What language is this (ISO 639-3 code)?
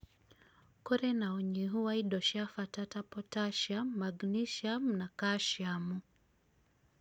kik